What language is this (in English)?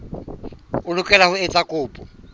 Southern Sotho